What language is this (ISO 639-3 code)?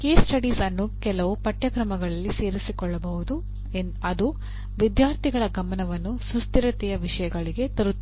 kan